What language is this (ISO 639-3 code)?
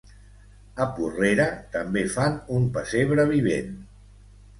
cat